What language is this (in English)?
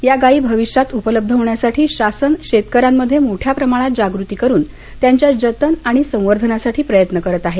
Marathi